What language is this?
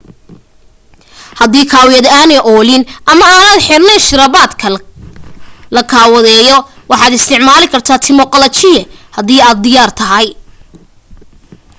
Somali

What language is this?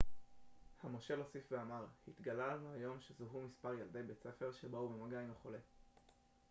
Hebrew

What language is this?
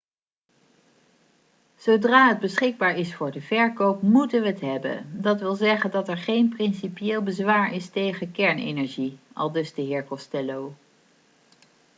Dutch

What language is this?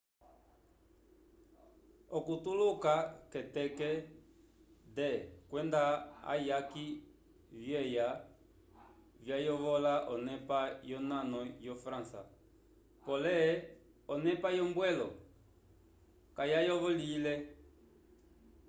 Umbundu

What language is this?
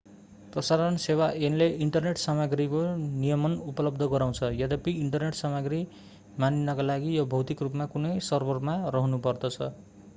Nepali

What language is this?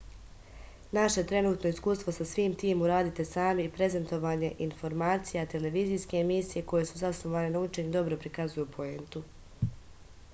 Serbian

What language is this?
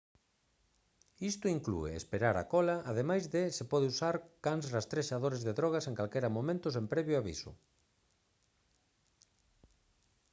Galician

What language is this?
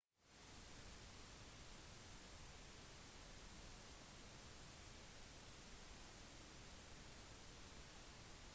Norwegian Bokmål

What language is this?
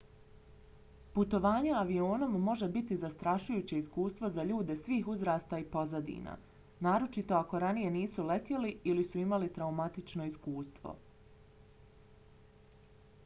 Bosnian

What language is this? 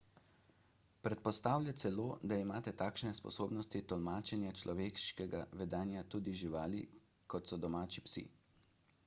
Slovenian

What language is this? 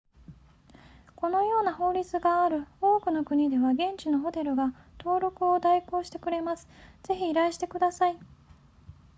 Japanese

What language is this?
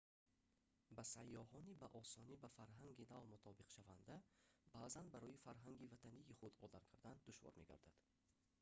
Tajik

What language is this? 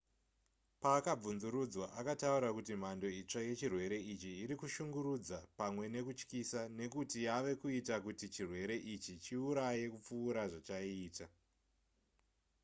Shona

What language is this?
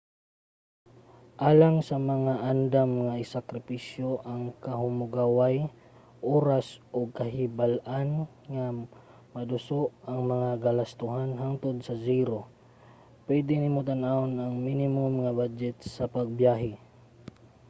Cebuano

